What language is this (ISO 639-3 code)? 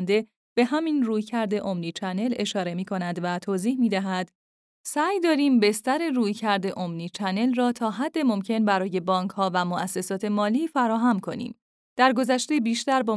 fas